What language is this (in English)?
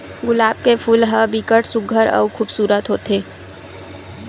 Chhattisgarhi